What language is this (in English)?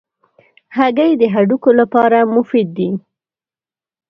Pashto